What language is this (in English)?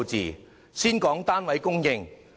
Cantonese